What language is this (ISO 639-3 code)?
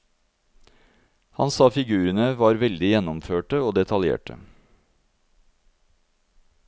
nor